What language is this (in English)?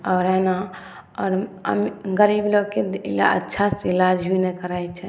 Maithili